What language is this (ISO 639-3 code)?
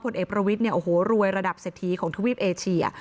tha